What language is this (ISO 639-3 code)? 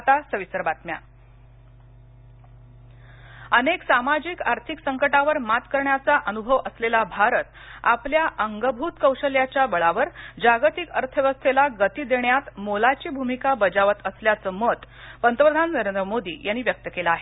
mar